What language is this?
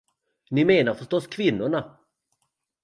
Swedish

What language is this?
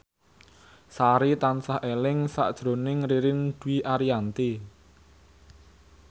Javanese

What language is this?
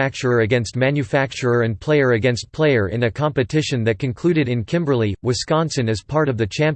English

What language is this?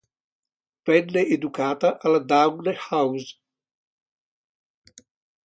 Italian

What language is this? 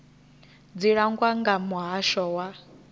Venda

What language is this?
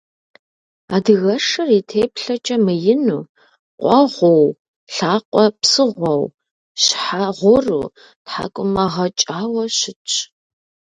Kabardian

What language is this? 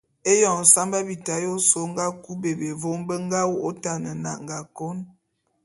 Bulu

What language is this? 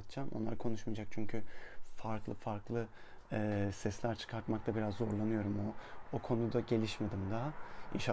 Turkish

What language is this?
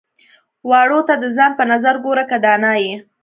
Pashto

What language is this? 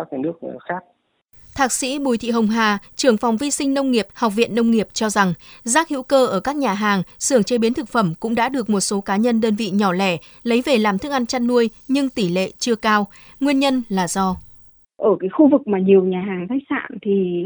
Vietnamese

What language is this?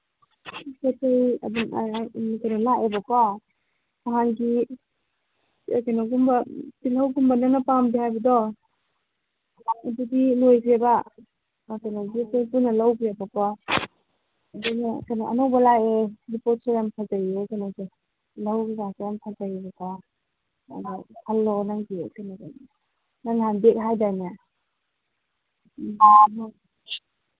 Manipuri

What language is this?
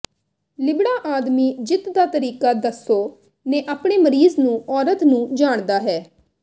Punjabi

